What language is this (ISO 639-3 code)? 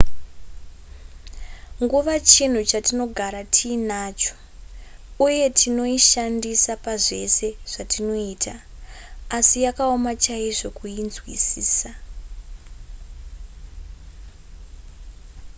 sna